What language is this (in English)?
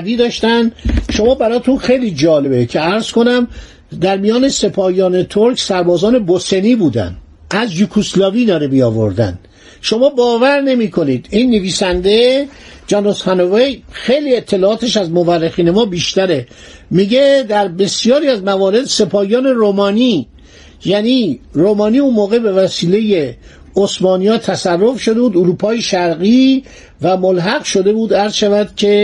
Persian